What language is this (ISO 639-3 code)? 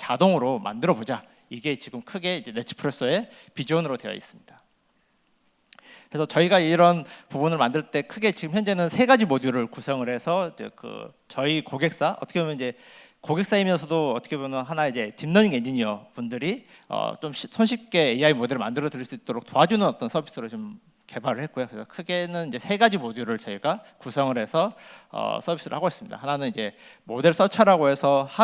kor